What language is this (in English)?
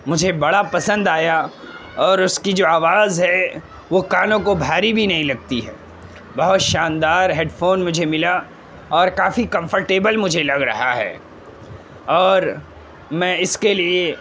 Urdu